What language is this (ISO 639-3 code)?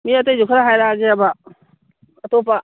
mni